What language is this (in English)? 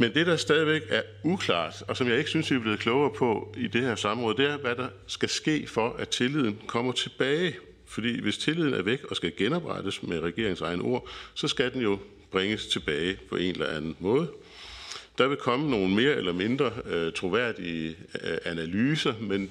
Danish